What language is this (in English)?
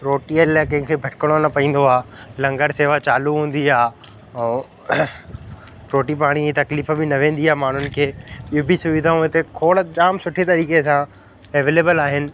Sindhi